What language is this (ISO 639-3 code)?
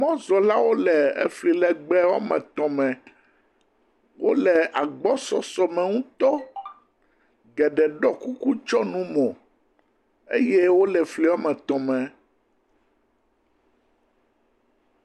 ewe